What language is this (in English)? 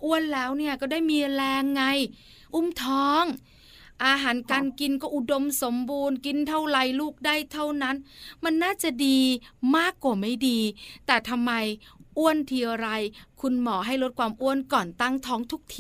Thai